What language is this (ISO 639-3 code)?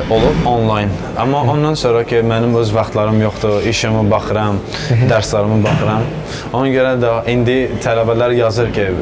tur